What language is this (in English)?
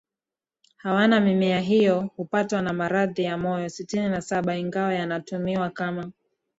Swahili